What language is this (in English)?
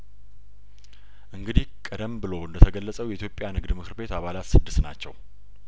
Amharic